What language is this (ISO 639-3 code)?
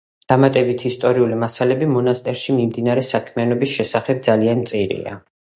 kat